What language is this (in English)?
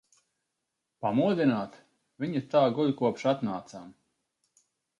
Latvian